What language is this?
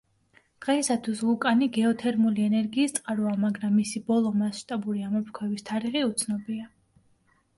Georgian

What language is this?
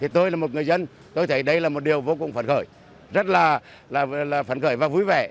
Vietnamese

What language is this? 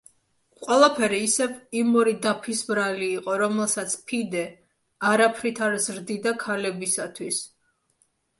Georgian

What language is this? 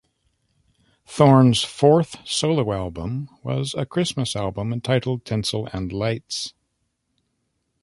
English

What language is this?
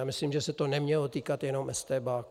Czech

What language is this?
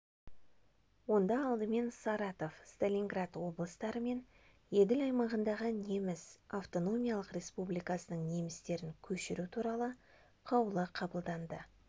Kazakh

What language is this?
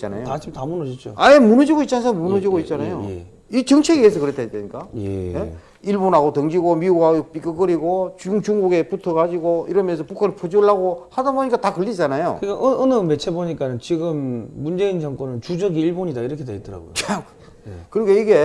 Korean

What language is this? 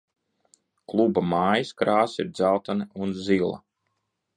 Latvian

